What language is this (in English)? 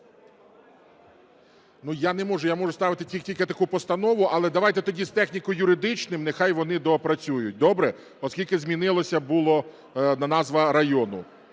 Ukrainian